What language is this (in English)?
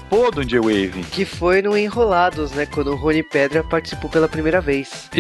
Portuguese